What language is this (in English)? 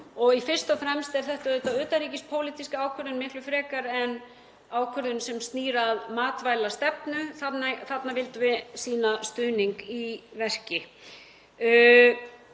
Icelandic